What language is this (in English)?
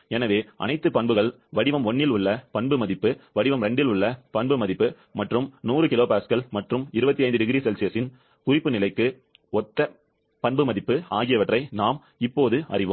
Tamil